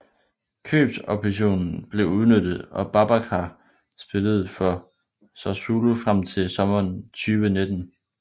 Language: Danish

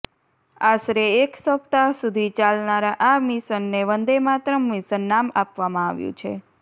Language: Gujarati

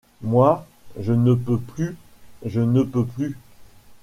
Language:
French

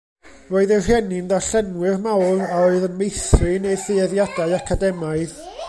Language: Welsh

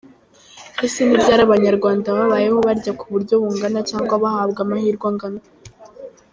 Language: Kinyarwanda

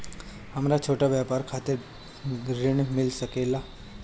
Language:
Bhojpuri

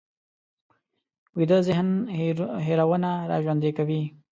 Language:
Pashto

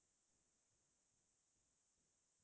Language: Assamese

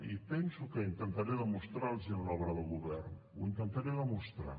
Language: Catalan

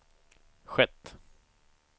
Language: Swedish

